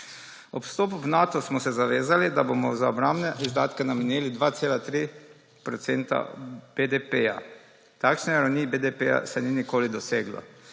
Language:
Slovenian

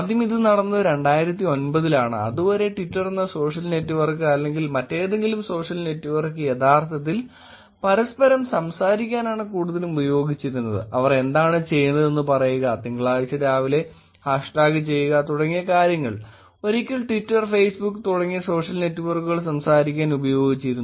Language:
Malayalam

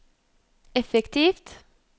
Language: Norwegian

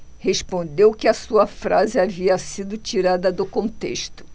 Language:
Portuguese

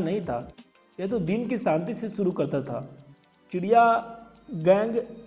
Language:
Hindi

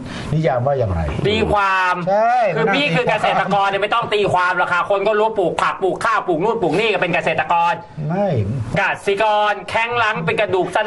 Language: Thai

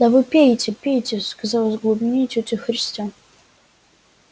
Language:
Russian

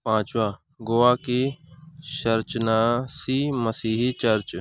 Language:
Urdu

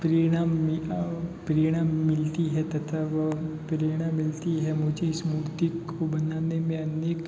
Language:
Hindi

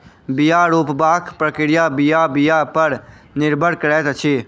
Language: Maithili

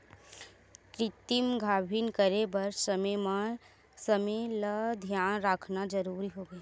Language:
Chhattisgarhi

